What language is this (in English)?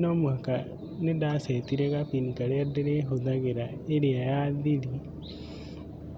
Kikuyu